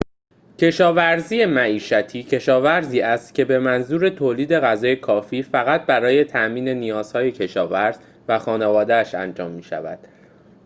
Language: Persian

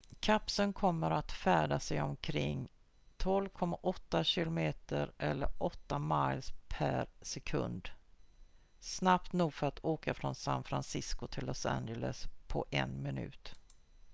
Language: Swedish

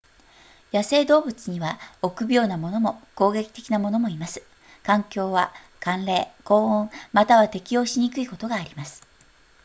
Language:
Japanese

